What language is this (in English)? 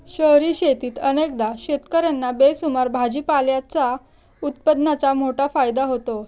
Marathi